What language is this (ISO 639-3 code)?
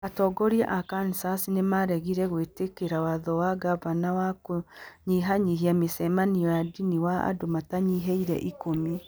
kik